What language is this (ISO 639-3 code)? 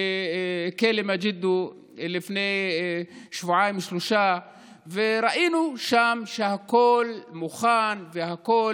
heb